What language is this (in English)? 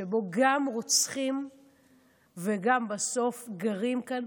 Hebrew